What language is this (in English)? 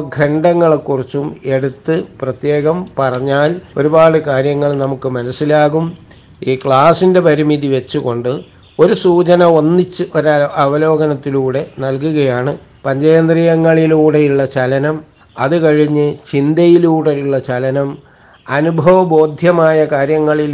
Malayalam